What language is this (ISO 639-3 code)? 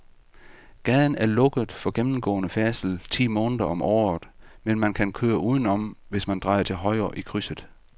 dan